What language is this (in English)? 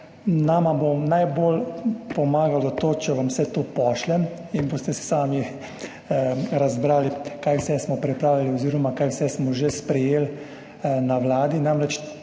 Slovenian